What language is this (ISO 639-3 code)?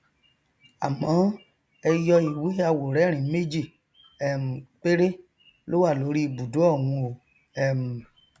yor